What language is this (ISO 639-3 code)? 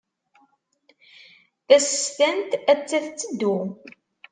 kab